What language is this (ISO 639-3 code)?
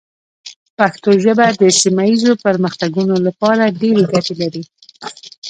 pus